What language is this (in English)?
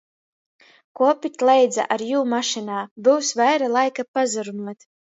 Latgalian